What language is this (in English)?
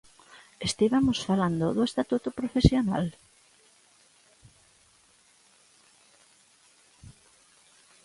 Galician